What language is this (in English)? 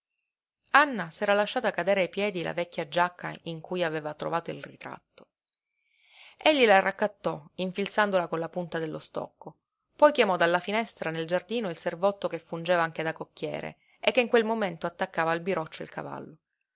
Italian